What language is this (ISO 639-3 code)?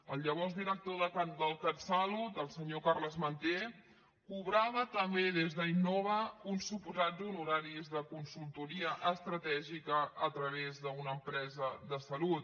cat